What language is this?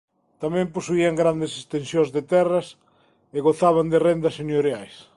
Galician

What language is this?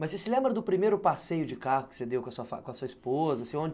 Portuguese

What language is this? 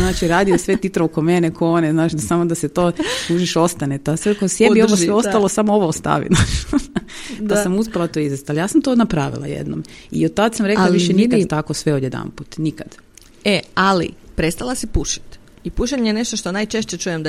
Croatian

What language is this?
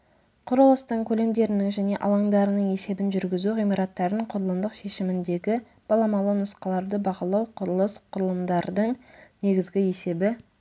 Kazakh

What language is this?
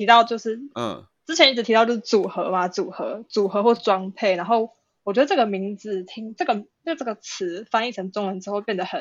Chinese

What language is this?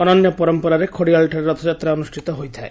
Odia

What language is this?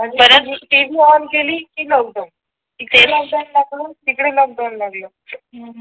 Marathi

